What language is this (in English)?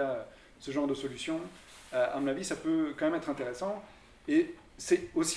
French